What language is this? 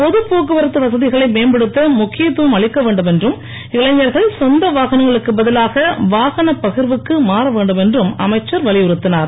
Tamil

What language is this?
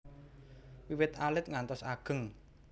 Javanese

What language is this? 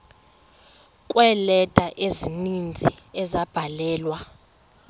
Xhosa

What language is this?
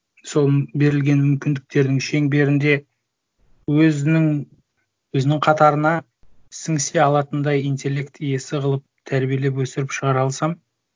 Kazakh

